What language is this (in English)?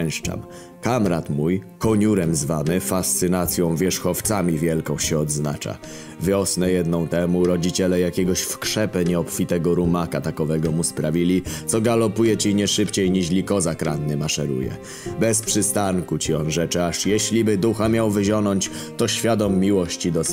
Polish